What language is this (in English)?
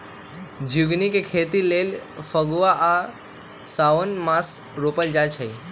Magahi